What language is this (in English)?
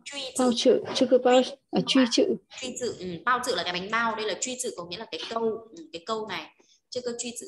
Vietnamese